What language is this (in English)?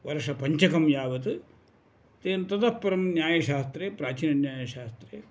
Sanskrit